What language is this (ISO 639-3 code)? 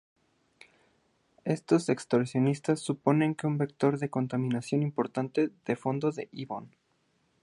spa